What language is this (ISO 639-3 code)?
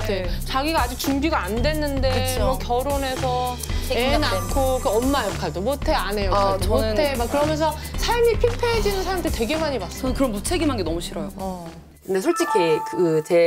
kor